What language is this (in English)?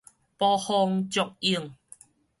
Min Nan Chinese